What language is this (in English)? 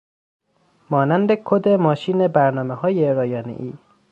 Persian